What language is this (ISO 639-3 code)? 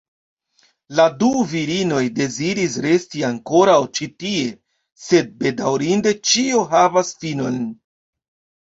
epo